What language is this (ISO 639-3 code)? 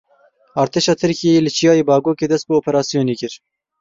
kur